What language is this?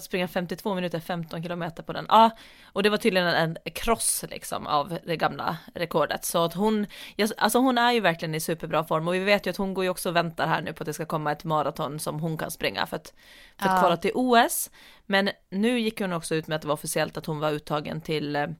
Swedish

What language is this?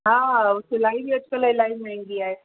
Sindhi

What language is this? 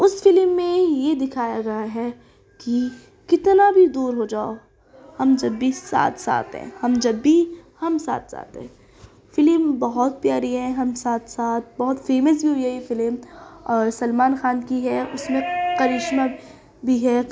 Urdu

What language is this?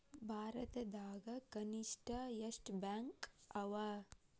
Kannada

